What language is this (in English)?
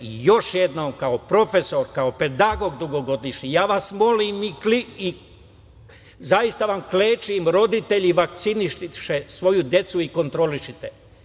Serbian